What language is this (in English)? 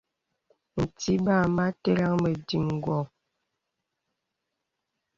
Bebele